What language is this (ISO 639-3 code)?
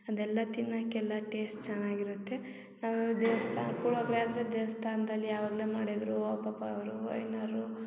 kan